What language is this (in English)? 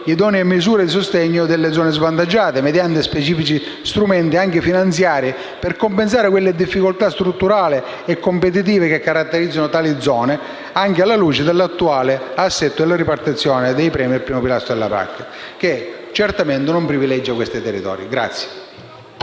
Italian